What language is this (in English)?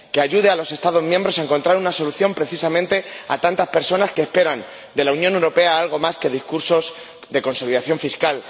Spanish